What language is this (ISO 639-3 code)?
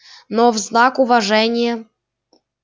rus